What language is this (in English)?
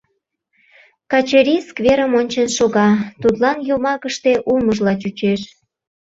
Mari